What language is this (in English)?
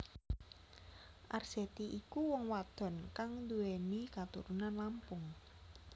Javanese